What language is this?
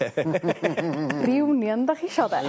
Welsh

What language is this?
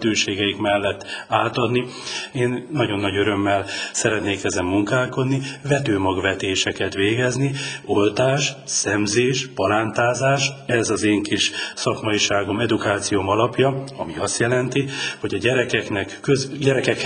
Hungarian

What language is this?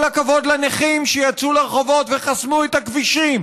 Hebrew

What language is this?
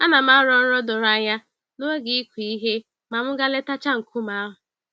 Igbo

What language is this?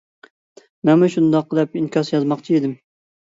Uyghur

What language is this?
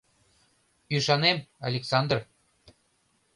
Mari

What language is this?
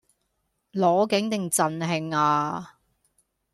Cantonese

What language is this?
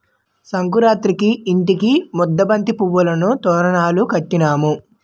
Telugu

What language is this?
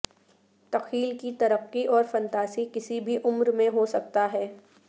Urdu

